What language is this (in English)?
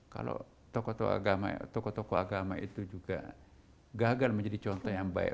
Indonesian